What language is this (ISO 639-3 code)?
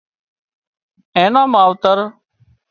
kxp